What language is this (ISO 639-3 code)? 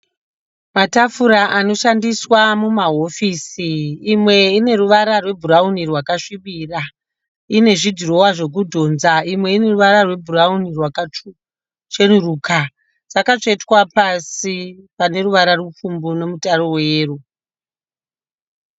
sna